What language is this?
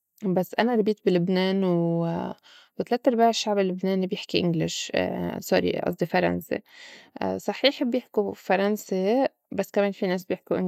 North Levantine Arabic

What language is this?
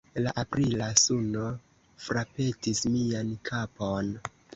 Esperanto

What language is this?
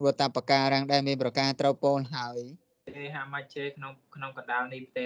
Thai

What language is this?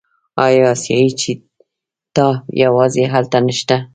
Pashto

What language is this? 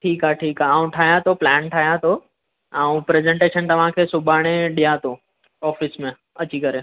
Sindhi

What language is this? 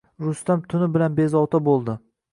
Uzbek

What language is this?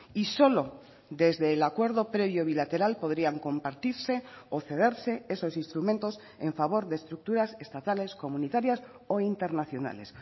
Spanish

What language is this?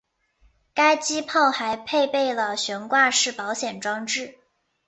Chinese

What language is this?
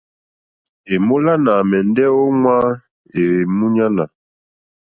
Mokpwe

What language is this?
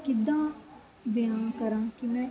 Punjabi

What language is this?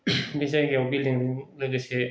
Bodo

